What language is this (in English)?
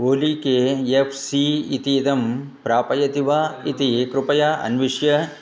Sanskrit